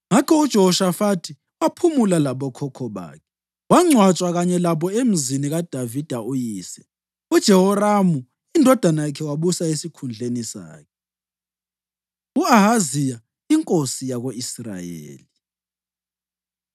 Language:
North Ndebele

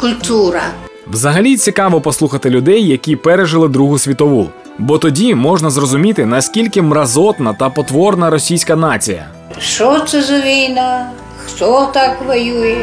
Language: Ukrainian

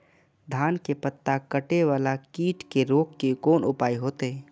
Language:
Maithili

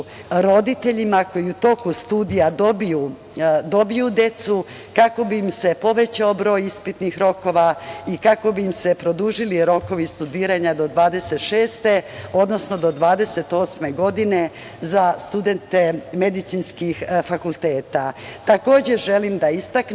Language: Serbian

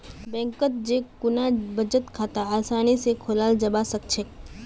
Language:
Magahi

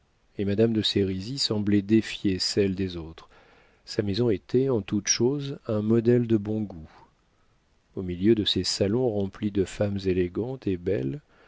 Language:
French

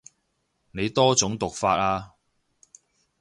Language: Cantonese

